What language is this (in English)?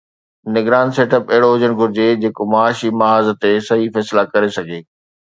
Sindhi